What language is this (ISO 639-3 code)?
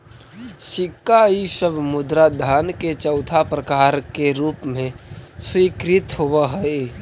mag